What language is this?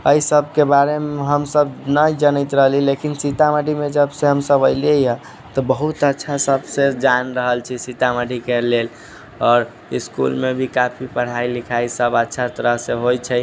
Maithili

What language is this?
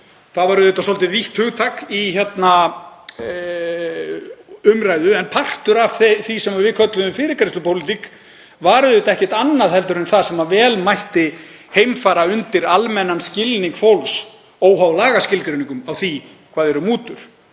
Icelandic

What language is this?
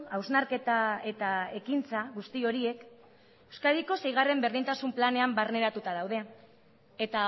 Basque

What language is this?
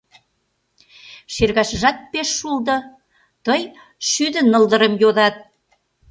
Mari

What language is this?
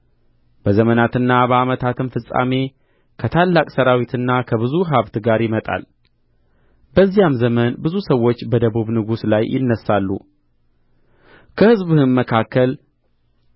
Amharic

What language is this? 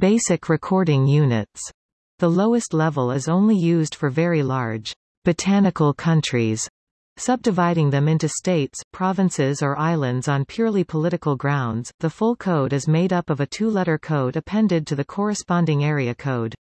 English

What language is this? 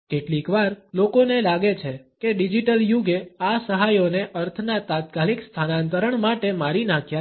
Gujarati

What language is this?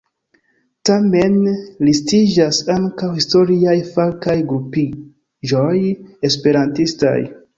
Esperanto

